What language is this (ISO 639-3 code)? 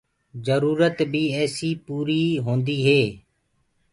ggg